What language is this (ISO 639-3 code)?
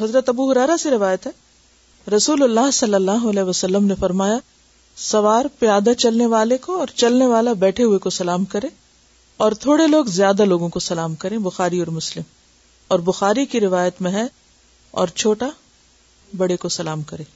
urd